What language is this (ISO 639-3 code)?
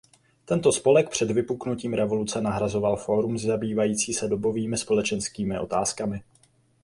ces